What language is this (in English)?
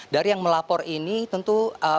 Indonesian